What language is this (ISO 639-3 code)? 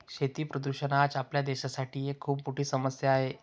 mar